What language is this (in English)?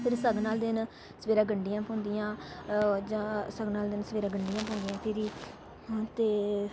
Dogri